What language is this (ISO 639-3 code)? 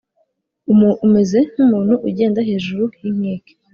kin